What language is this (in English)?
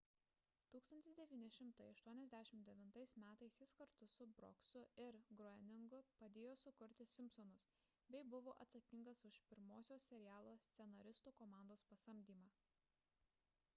Lithuanian